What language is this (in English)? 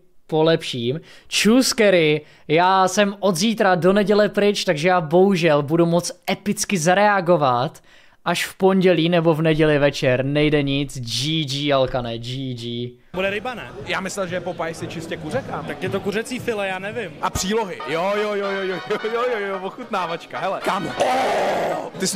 Czech